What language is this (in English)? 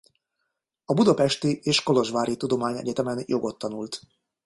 Hungarian